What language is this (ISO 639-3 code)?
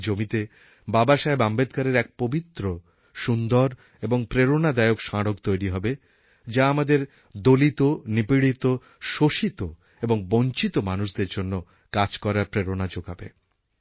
ben